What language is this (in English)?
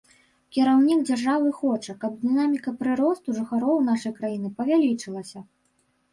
Belarusian